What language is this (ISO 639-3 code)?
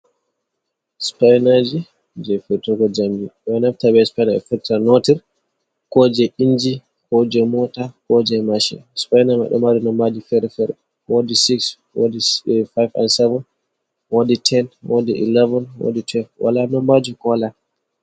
ful